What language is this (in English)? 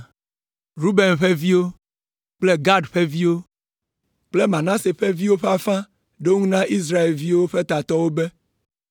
Ewe